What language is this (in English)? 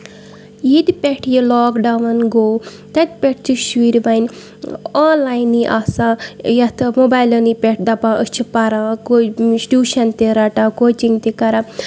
Kashmiri